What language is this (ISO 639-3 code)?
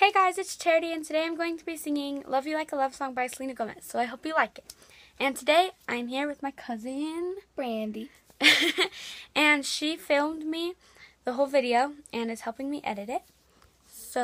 eng